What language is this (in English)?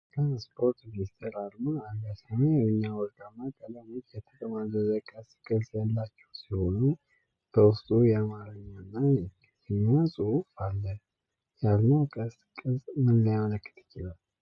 Amharic